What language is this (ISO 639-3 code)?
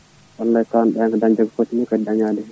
ful